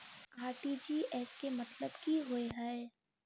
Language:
Maithili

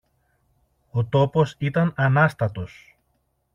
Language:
Greek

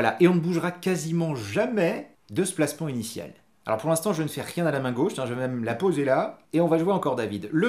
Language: French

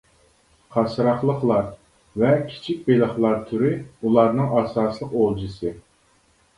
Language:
Uyghur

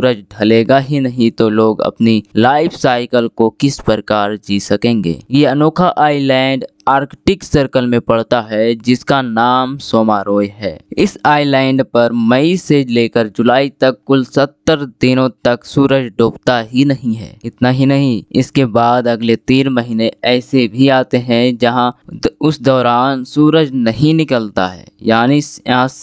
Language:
Hindi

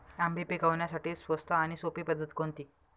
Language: Marathi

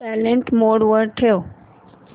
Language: Marathi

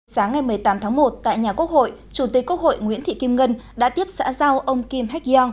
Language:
Vietnamese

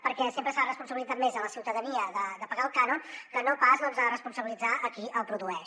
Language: Catalan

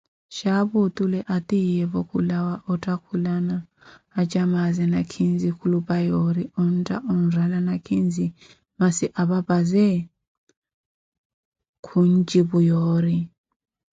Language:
Koti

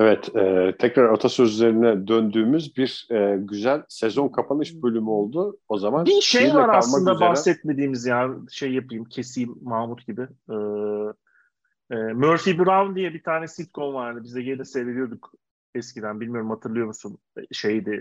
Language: Turkish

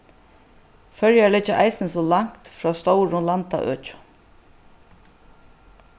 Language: Faroese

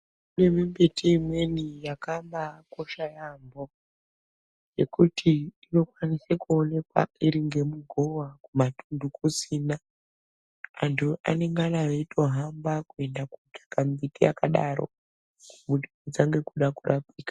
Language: Ndau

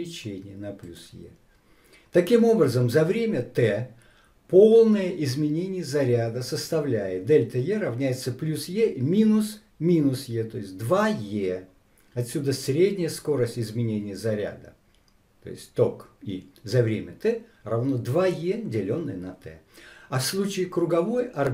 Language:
Russian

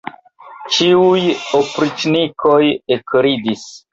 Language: Esperanto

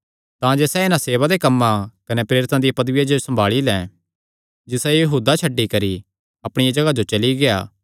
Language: Kangri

